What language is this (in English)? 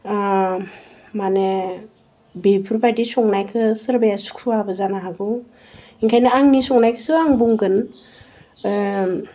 Bodo